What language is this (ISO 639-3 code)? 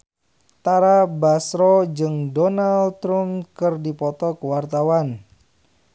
sun